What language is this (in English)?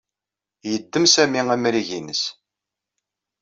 Kabyle